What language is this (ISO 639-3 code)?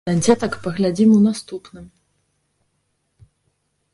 bel